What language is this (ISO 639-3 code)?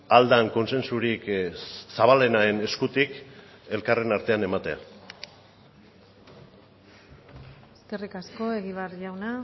eus